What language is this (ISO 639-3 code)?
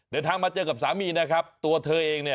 tha